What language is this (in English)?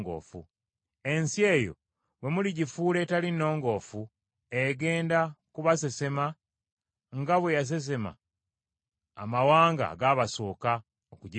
Ganda